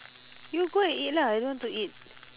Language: English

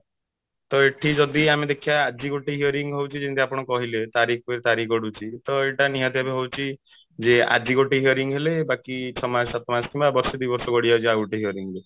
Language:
Odia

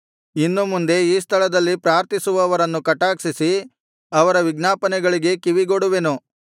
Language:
Kannada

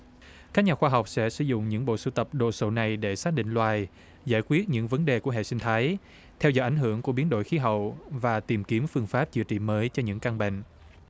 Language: Vietnamese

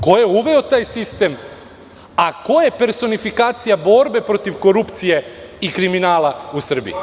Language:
Serbian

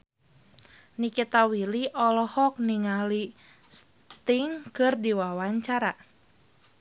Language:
Sundanese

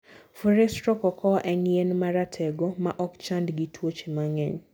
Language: Luo (Kenya and Tanzania)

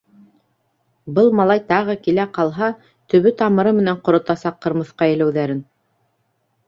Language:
Bashkir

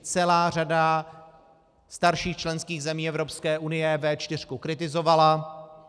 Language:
Czech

